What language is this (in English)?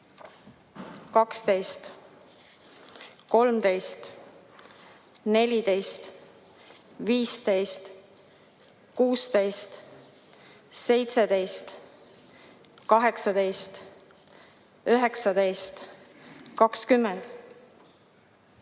Estonian